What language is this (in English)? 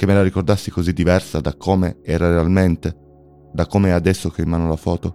Italian